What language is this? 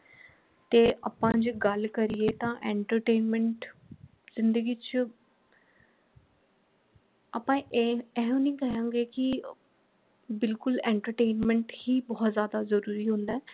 Punjabi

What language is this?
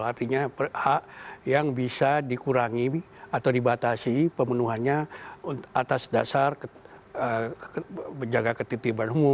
Indonesian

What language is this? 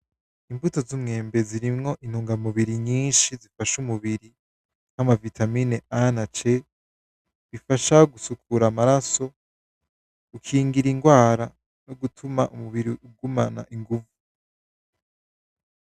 Rundi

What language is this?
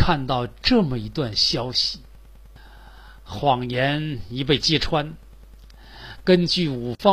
Chinese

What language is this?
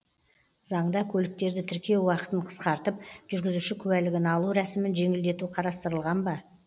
Kazakh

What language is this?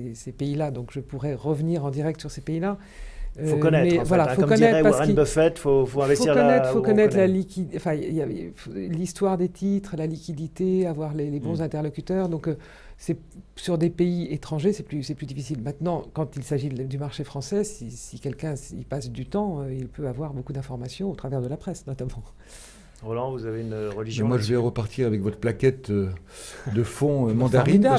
French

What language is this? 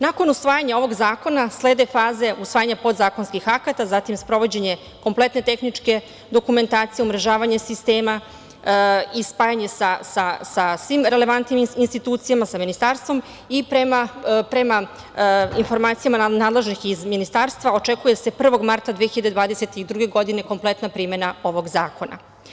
Serbian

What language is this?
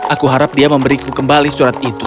Indonesian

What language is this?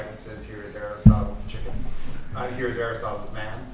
English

